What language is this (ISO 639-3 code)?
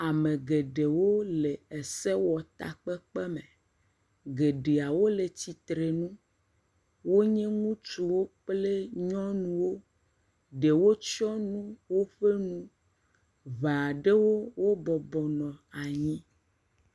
ewe